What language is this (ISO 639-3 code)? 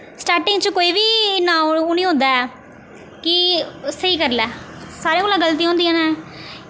doi